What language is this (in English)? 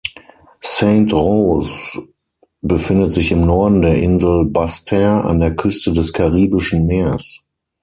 German